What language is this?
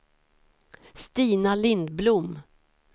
Swedish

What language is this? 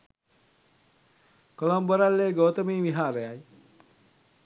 Sinhala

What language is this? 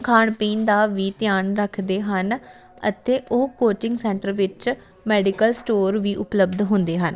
Punjabi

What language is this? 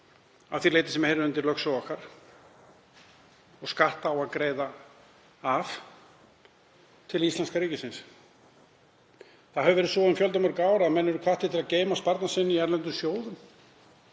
Icelandic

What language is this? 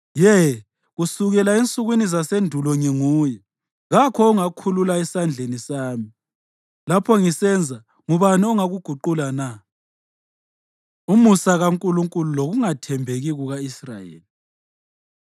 North Ndebele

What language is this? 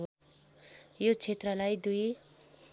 Nepali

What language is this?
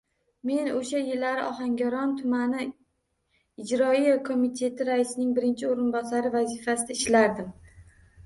Uzbek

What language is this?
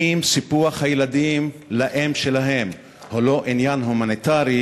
Hebrew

